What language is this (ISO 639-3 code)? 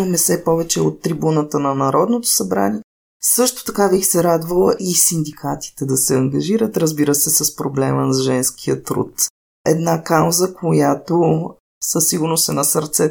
bul